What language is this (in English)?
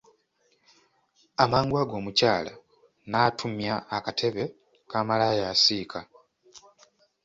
Ganda